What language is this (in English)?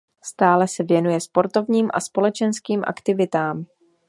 Czech